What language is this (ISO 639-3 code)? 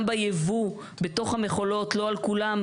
heb